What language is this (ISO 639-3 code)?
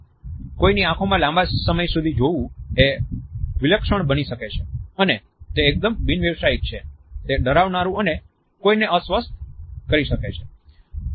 guj